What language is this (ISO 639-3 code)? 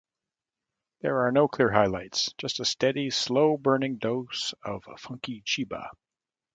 eng